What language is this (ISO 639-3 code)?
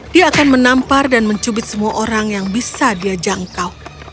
ind